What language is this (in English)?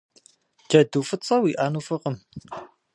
Kabardian